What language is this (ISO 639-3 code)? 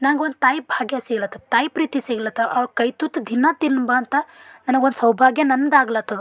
kan